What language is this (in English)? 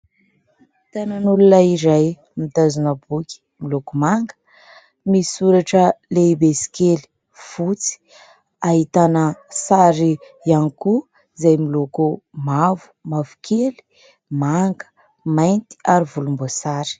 Malagasy